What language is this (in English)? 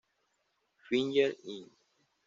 Spanish